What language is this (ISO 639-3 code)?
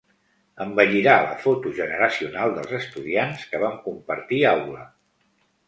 cat